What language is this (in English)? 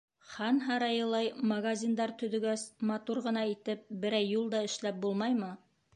Bashkir